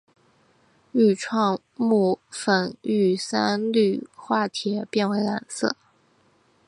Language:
Chinese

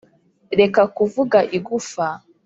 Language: Kinyarwanda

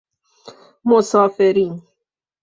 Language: Persian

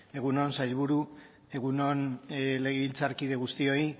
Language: Basque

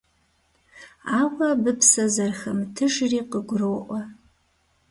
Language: Kabardian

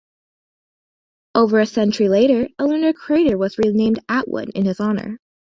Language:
English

